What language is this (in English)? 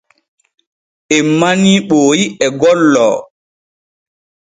Borgu Fulfulde